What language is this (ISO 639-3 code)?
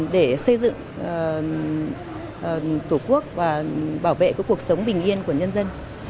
vie